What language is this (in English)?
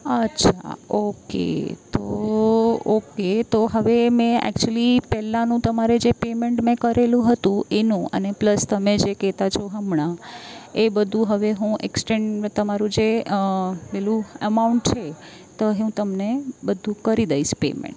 Gujarati